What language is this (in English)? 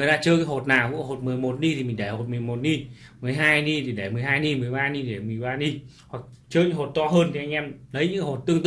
Vietnamese